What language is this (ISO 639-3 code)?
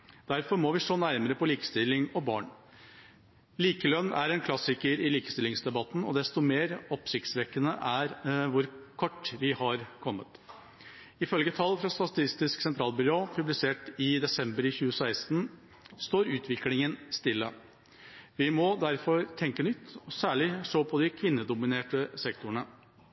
nob